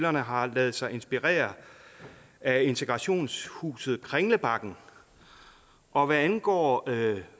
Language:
Danish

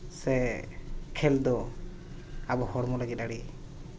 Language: Santali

